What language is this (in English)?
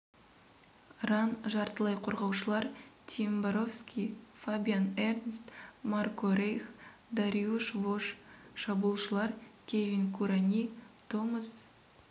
Kazakh